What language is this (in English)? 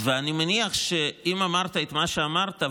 Hebrew